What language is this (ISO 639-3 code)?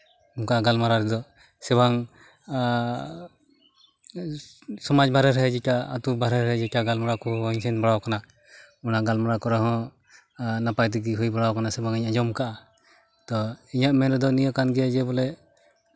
sat